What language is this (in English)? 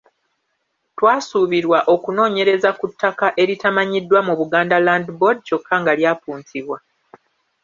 Ganda